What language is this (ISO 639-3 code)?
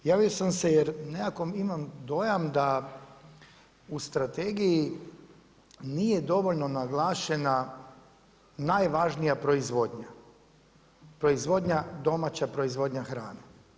hrv